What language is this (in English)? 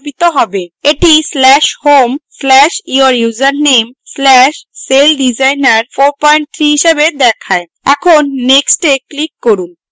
Bangla